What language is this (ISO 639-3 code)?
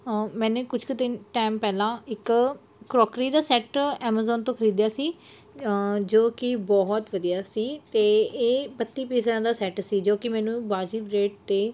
pan